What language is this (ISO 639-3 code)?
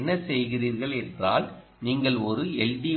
tam